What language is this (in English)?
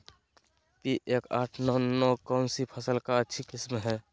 Magahi